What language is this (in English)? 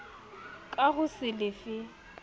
Southern Sotho